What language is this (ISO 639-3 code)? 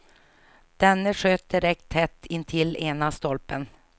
swe